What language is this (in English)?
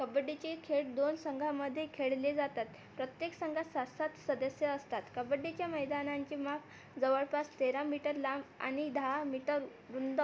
Marathi